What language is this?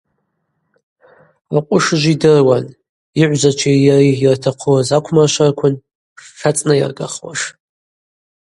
Abaza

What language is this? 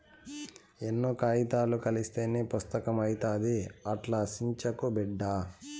Telugu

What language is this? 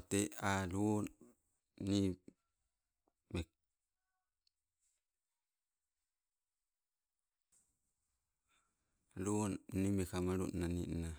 Sibe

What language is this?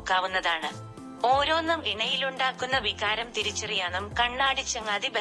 Malayalam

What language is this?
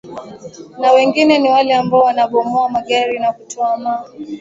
Swahili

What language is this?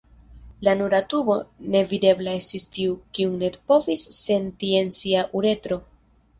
Esperanto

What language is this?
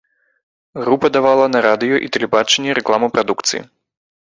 Belarusian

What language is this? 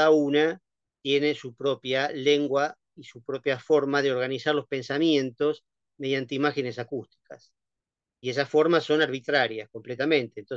Spanish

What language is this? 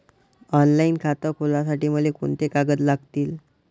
Marathi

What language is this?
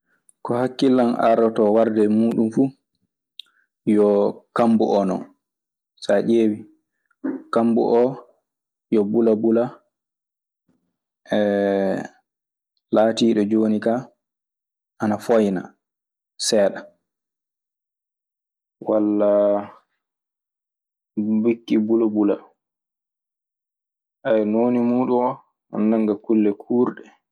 Maasina Fulfulde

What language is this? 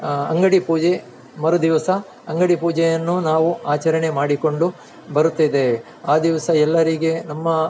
Kannada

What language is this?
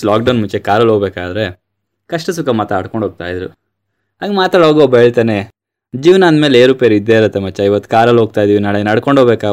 Kannada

